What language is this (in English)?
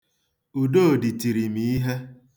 Igbo